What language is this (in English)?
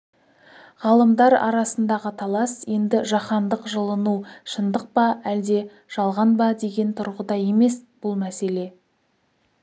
Kazakh